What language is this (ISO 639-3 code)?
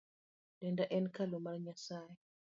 luo